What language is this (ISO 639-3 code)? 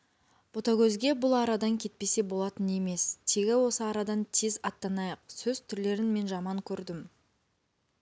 kaz